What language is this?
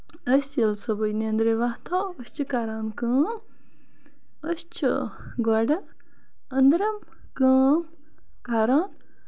Kashmiri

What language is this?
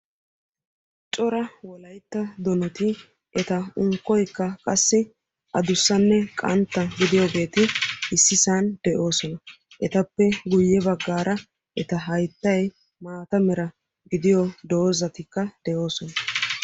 Wolaytta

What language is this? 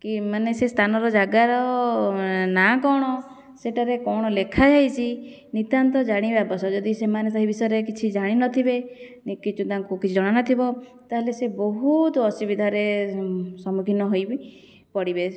Odia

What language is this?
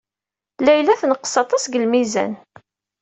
Kabyle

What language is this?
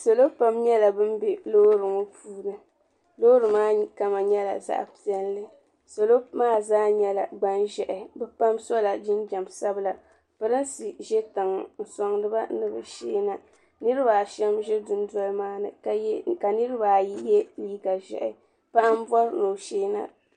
Dagbani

